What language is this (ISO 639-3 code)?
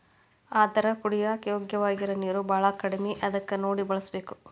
kan